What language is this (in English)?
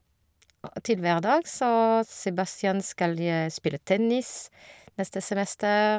Norwegian